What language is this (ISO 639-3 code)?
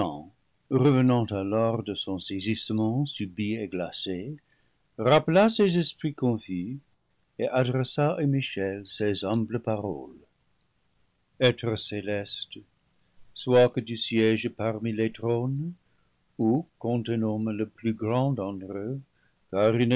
fra